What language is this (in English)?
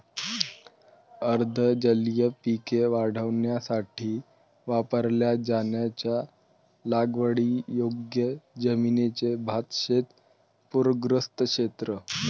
Marathi